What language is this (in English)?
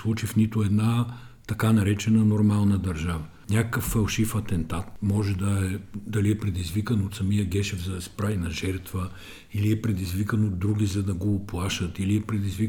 Bulgarian